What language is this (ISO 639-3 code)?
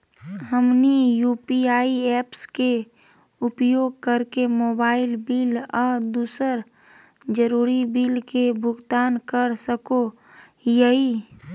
mag